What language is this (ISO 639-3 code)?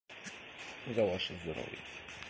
rus